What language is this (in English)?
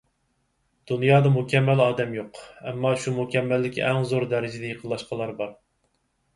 Uyghur